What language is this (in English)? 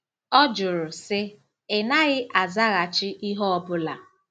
Igbo